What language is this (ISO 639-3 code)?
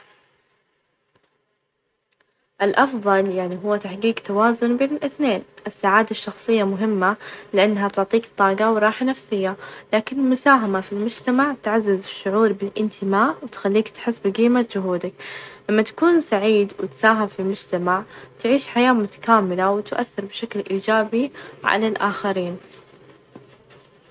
ars